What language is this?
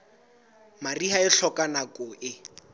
Southern Sotho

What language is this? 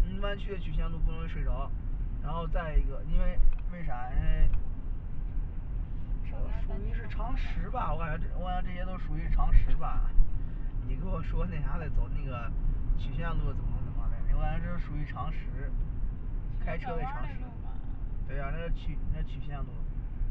Chinese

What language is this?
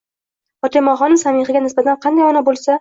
Uzbek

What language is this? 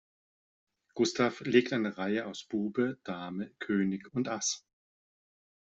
German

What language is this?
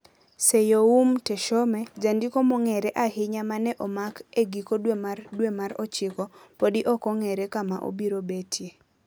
Luo (Kenya and Tanzania)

